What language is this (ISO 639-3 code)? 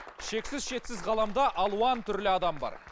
kaz